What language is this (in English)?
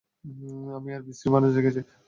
Bangla